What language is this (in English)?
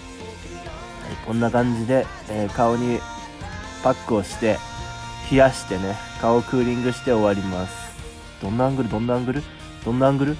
Japanese